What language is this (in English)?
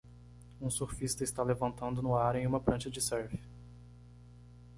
Portuguese